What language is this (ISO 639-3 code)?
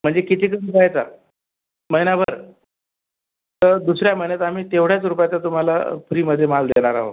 mar